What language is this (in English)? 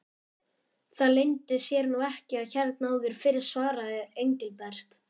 Icelandic